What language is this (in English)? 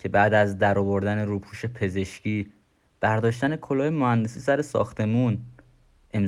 Persian